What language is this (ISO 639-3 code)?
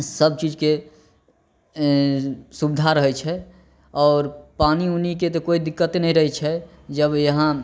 mai